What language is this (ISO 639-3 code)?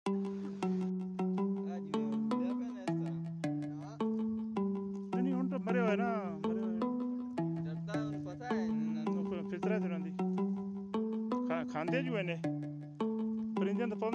tha